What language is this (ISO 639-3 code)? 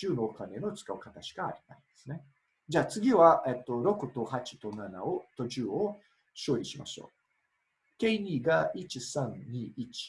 jpn